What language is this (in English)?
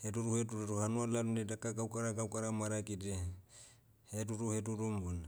Motu